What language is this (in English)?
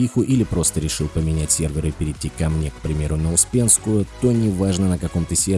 Russian